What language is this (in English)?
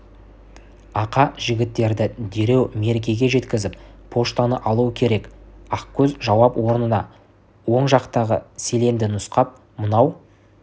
Kazakh